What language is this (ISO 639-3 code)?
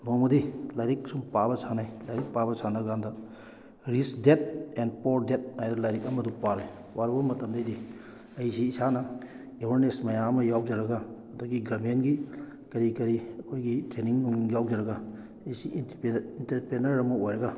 mni